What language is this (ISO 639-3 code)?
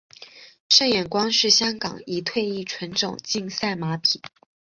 zho